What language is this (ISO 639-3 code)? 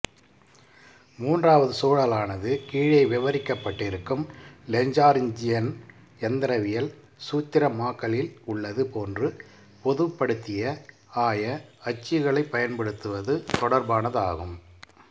tam